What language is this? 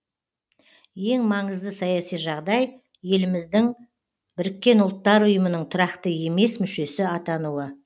Kazakh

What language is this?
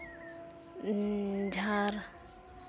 Santali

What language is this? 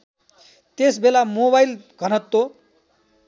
Nepali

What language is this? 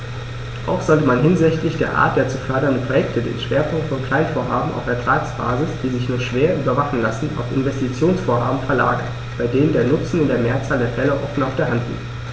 German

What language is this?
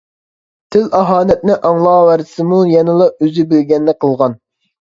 Uyghur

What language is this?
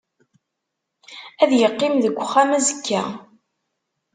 Kabyle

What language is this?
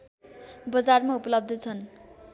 Nepali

